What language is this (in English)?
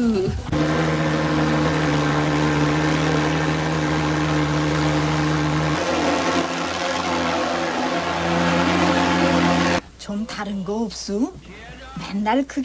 Korean